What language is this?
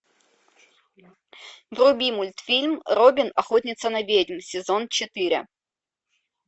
Russian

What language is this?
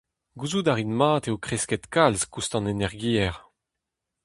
Breton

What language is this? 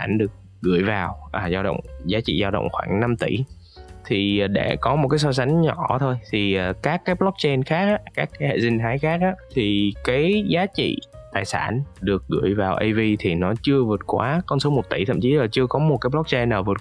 Vietnamese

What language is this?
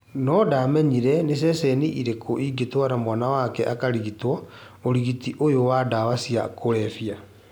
Kikuyu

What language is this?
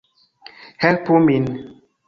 Esperanto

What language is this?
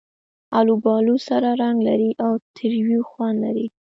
Pashto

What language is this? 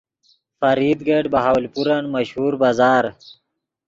Yidgha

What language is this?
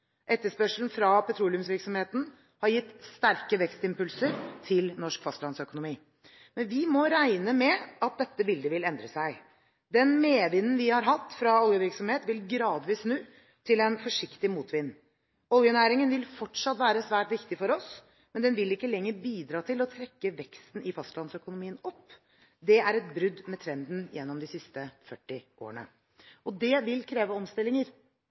Norwegian Bokmål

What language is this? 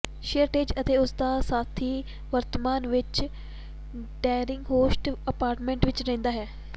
Punjabi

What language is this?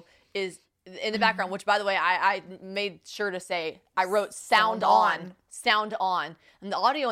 English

